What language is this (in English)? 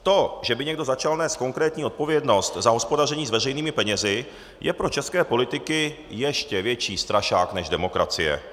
Czech